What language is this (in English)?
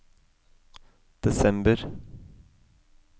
Norwegian